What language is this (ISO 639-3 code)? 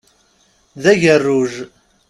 kab